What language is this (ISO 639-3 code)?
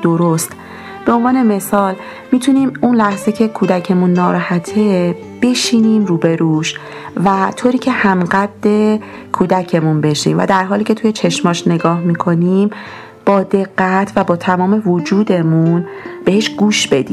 fas